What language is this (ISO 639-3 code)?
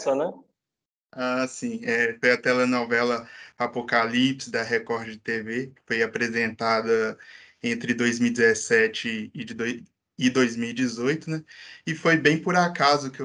por